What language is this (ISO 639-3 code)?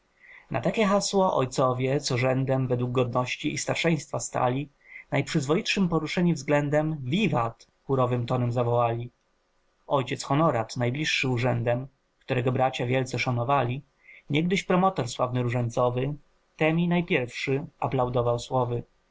pol